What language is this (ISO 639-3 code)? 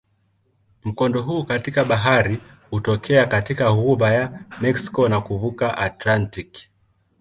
swa